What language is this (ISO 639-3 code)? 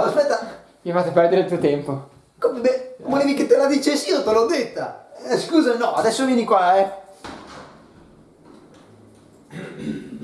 ita